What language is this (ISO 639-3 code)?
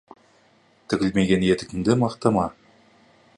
kaz